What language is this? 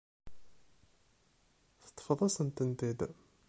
Kabyle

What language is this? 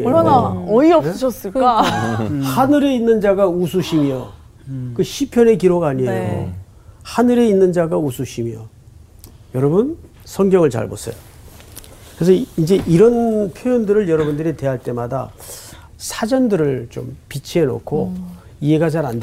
Korean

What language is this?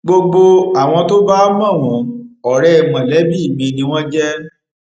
Yoruba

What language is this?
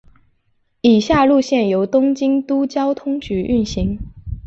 Chinese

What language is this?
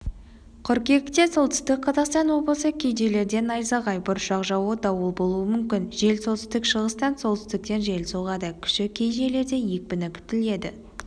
Kazakh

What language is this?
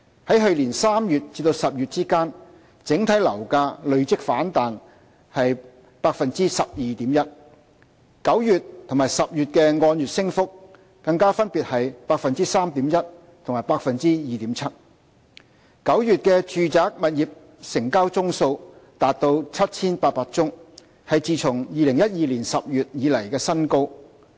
Cantonese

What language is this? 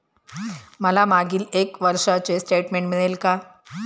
Marathi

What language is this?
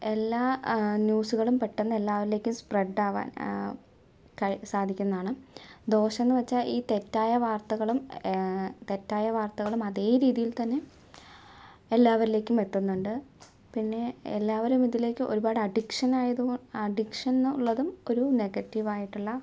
Malayalam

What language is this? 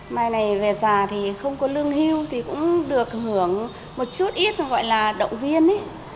Vietnamese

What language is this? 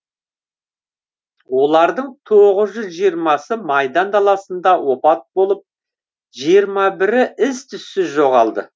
Kazakh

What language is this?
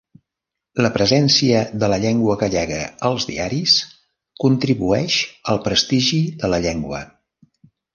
Catalan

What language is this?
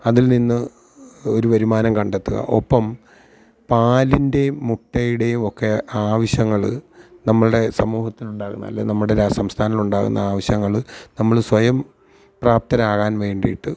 Malayalam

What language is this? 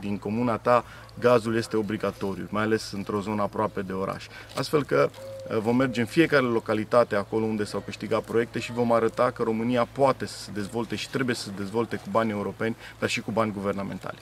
Romanian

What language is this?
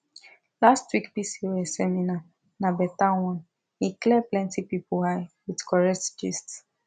Nigerian Pidgin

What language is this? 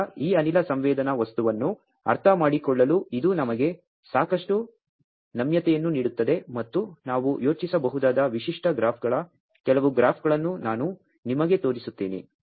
Kannada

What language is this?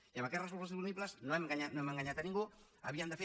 Catalan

